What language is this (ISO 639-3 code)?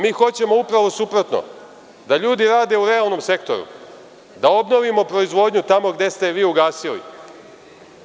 srp